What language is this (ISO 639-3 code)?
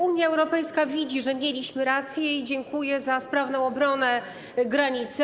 pol